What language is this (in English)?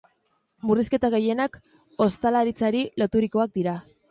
Basque